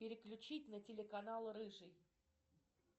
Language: Russian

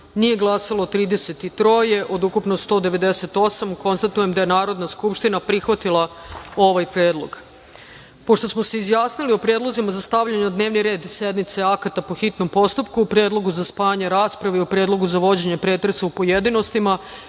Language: Serbian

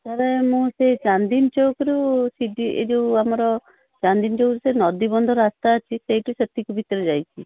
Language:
Odia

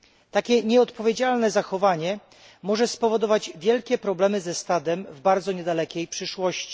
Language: Polish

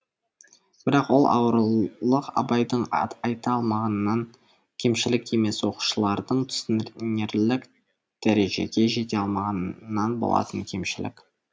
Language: Kazakh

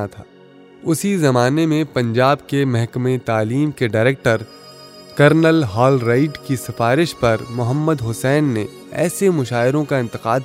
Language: Urdu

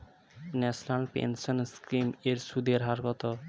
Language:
Bangla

